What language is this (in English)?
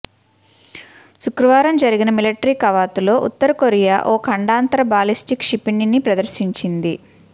Telugu